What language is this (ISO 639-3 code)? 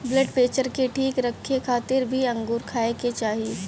bho